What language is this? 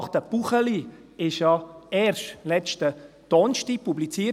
Swiss German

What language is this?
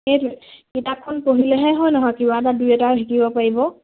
Assamese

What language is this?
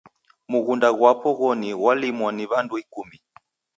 Taita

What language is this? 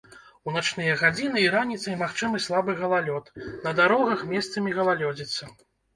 Belarusian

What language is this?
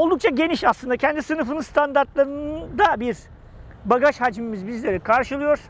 Turkish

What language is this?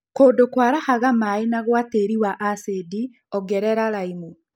Kikuyu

